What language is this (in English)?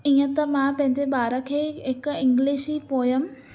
Sindhi